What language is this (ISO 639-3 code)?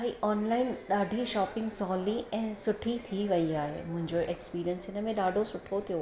snd